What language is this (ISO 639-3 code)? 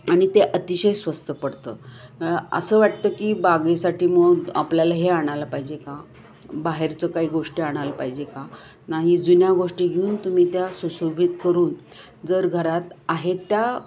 mar